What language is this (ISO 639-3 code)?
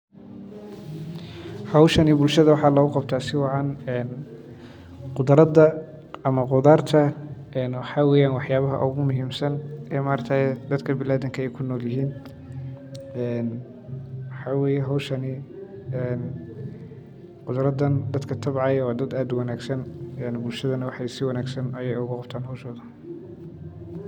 som